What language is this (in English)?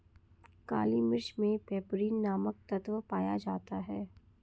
Hindi